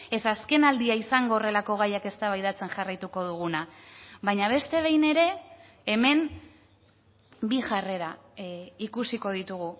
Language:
Basque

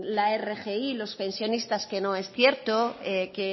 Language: Spanish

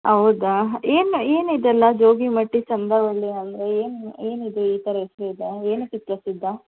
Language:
Kannada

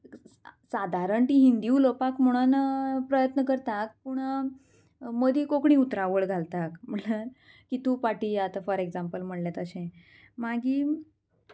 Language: Konkani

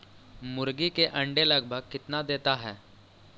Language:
Magahi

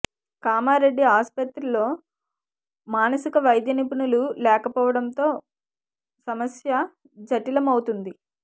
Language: Telugu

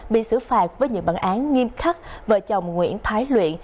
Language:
Vietnamese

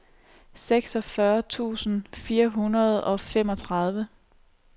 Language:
Danish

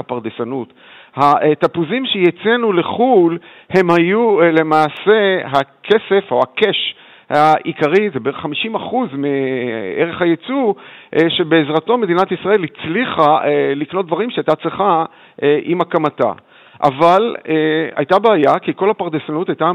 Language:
Hebrew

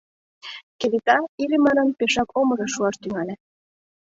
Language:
Mari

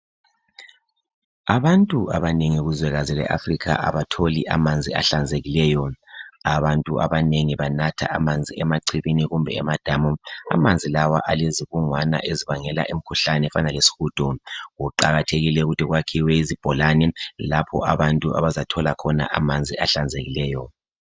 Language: North Ndebele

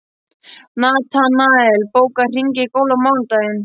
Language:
Icelandic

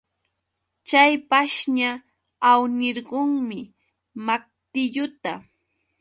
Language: Yauyos Quechua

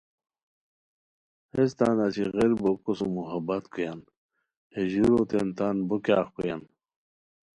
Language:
Khowar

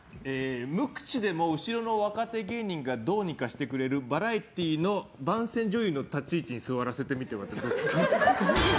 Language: Japanese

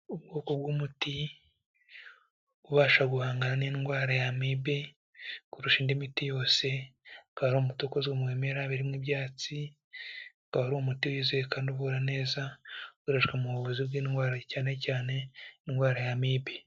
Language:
Kinyarwanda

